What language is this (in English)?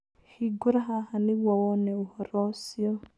Kikuyu